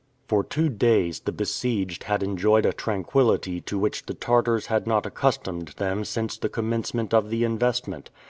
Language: English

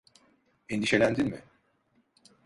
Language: Turkish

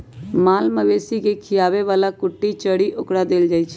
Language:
Magahi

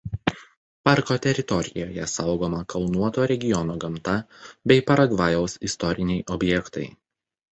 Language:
Lithuanian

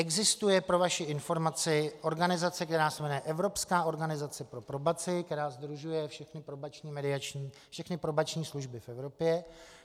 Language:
Czech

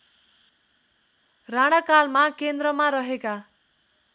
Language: Nepali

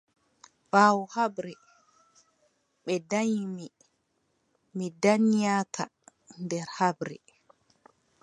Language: Adamawa Fulfulde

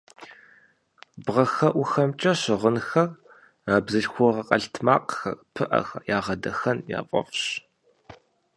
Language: Kabardian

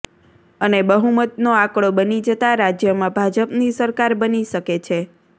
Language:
Gujarati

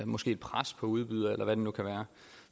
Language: Danish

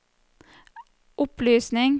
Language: Norwegian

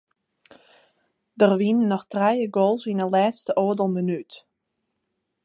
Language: Western Frisian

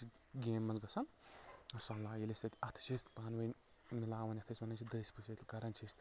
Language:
Kashmiri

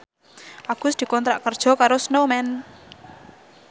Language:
Javanese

